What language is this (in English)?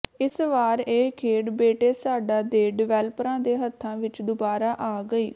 Punjabi